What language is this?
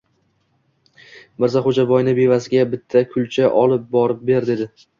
Uzbek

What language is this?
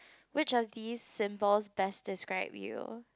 English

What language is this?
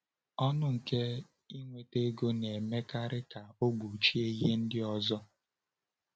Igbo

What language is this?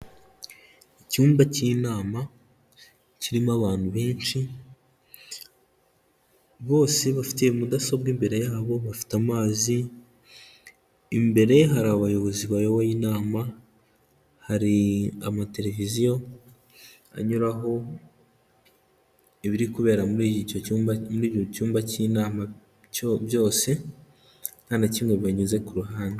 Kinyarwanda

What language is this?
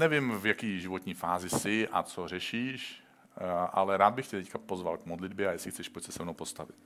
Czech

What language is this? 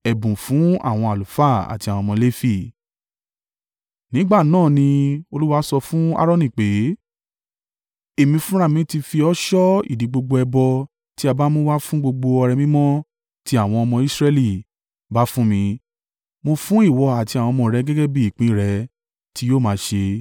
Yoruba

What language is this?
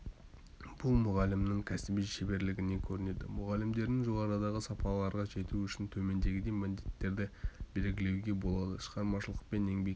Kazakh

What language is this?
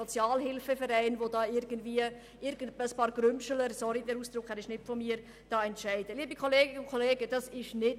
Swiss German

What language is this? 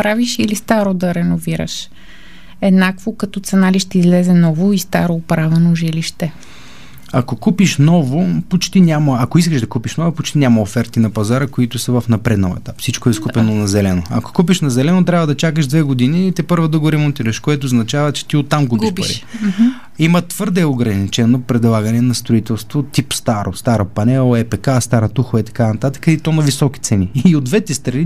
Bulgarian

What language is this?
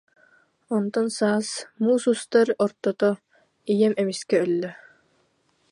Yakut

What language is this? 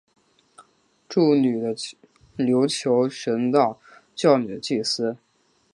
Chinese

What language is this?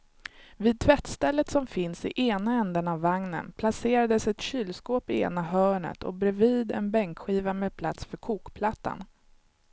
Swedish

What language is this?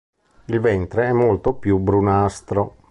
Italian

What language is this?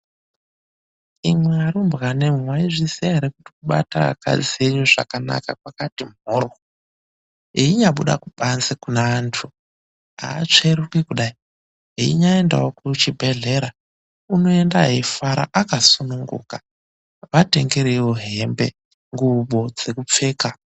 Ndau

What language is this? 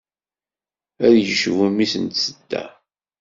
Kabyle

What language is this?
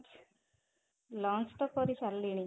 Odia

